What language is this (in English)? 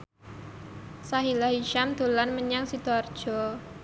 Javanese